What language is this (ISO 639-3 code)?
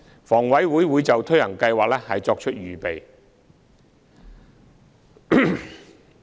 yue